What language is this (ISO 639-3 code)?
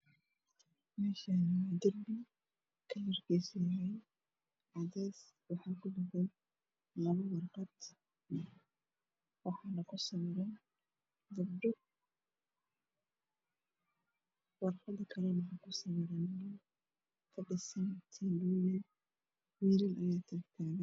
som